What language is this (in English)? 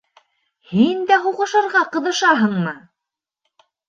Bashkir